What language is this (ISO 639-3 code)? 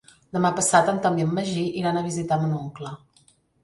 cat